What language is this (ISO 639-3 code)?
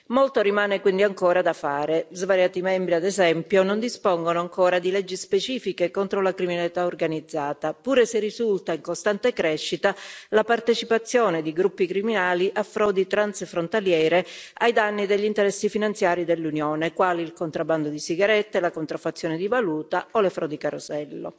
ita